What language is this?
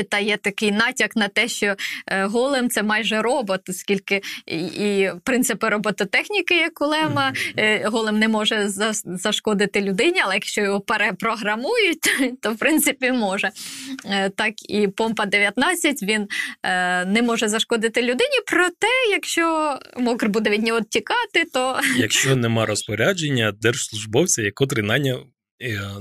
Ukrainian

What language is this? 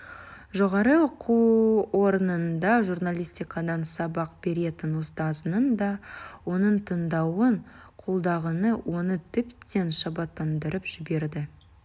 Kazakh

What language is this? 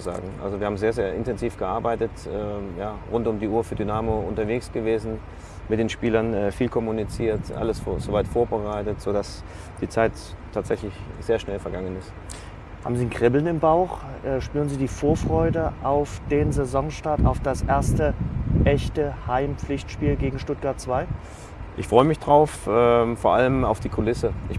German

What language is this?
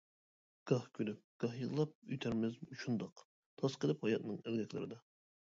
Uyghur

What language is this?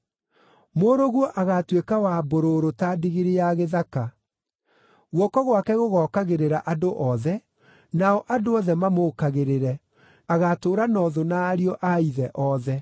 Kikuyu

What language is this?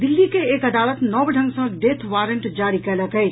Maithili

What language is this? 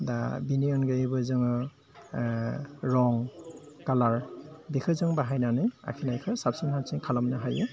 Bodo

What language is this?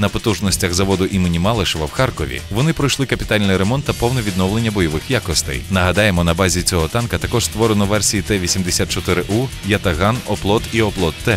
Ukrainian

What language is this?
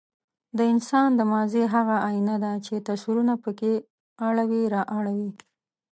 Pashto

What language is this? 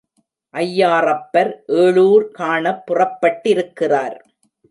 Tamil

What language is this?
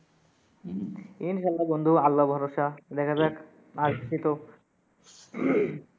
Bangla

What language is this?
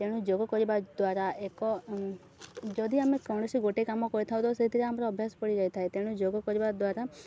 Odia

